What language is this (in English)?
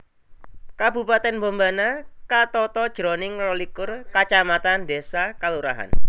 Javanese